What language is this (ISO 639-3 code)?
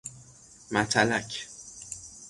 fas